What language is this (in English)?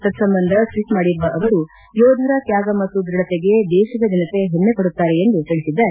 Kannada